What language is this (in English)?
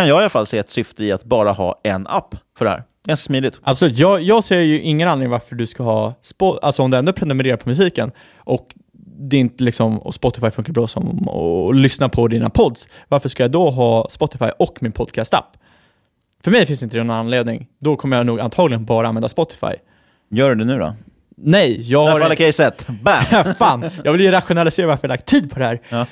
Swedish